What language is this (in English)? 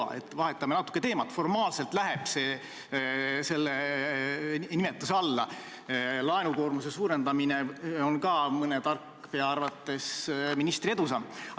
Estonian